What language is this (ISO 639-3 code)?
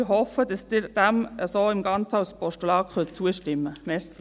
gsw